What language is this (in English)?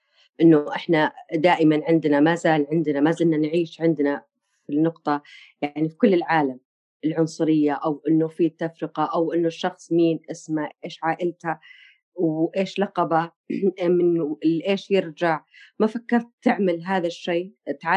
Arabic